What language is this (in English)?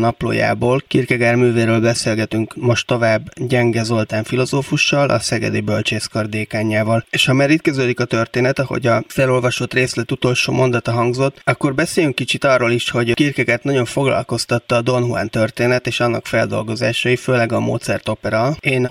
Hungarian